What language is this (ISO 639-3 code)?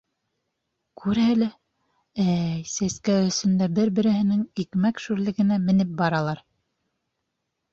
bak